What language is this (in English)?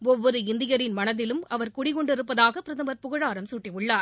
Tamil